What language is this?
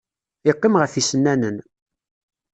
Kabyle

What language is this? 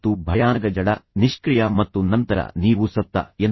Kannada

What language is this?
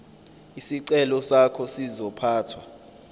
Zulu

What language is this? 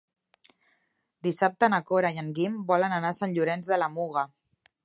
Catalan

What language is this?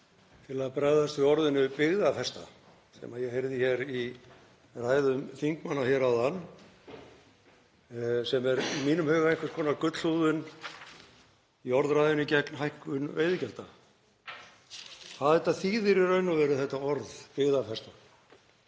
Icelandic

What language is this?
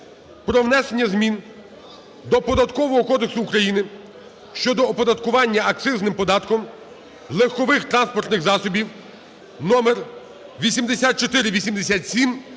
Ukrainian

